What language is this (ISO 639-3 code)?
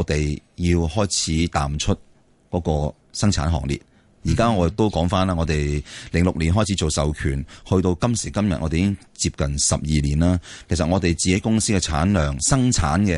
zho